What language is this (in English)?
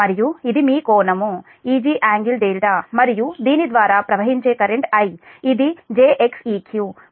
Telugu